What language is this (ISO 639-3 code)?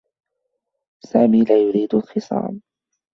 ara